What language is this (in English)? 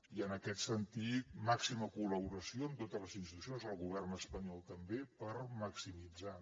Catalan